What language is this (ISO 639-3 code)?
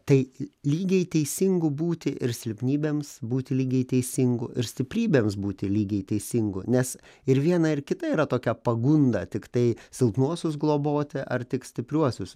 lit